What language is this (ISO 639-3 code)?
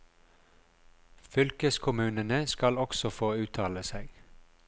nor